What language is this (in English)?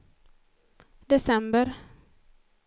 Swedish